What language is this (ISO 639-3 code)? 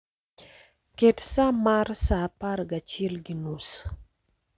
luo